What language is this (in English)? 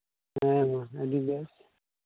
Santali